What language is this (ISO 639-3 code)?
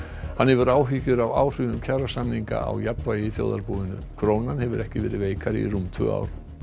isl